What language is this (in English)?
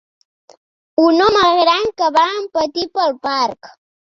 Catalan